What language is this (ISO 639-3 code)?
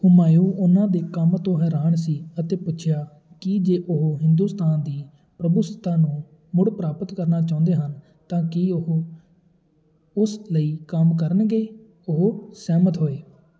pan